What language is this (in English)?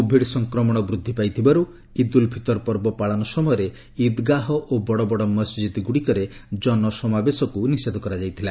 Odia